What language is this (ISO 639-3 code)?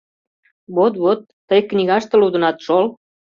chm